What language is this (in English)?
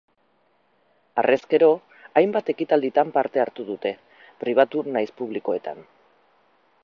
Basque